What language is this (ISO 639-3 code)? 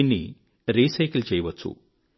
tel